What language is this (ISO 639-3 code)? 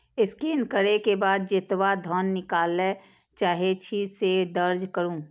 mai